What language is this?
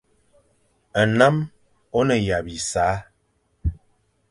Fang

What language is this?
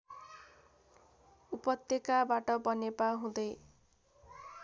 Nepali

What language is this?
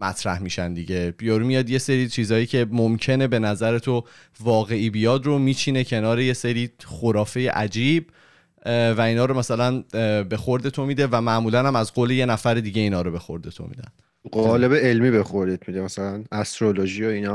Persian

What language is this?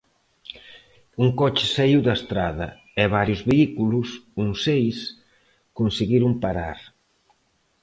Galician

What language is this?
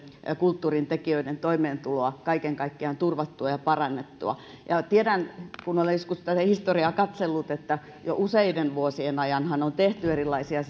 Finnish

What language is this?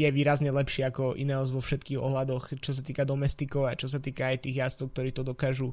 Slovak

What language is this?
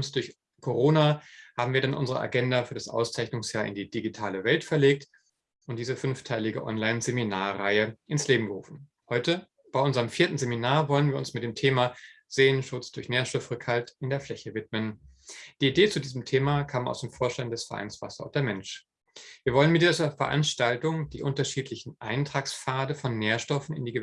German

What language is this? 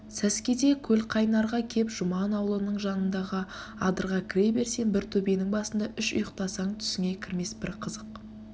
Kazakh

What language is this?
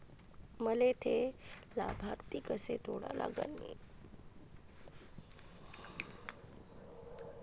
Marathi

